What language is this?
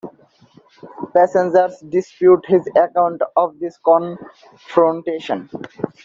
English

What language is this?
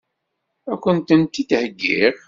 Kabyle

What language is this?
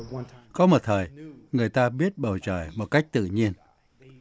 Vietnamese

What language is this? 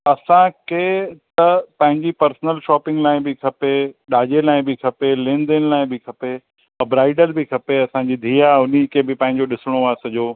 Sindhi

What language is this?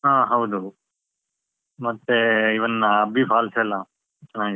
Kannada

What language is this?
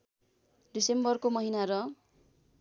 Nepali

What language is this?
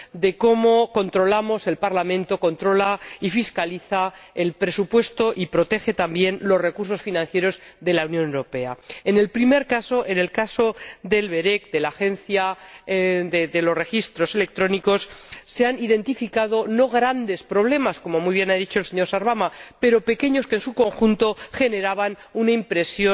Spanish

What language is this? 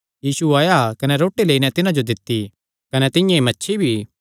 Kangri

